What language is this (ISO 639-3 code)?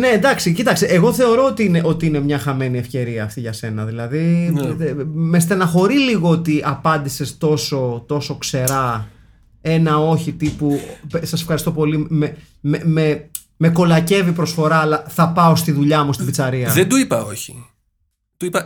ell